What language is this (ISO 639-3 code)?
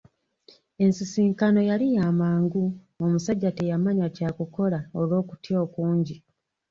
lug